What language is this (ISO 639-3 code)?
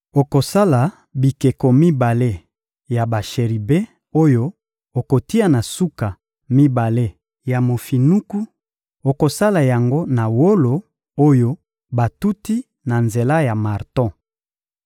lin